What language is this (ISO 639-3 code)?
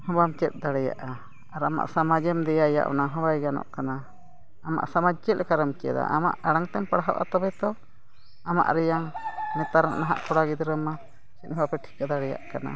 sat